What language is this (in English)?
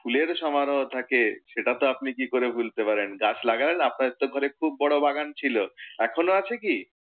Bangla